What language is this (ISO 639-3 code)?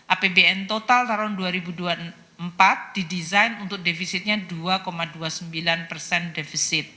ind